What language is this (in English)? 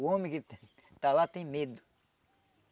Portuguese